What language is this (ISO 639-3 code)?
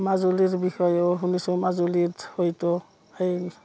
asm